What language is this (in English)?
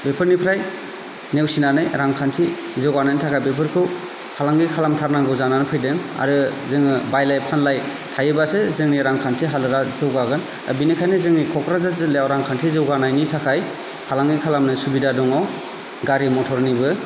Bodo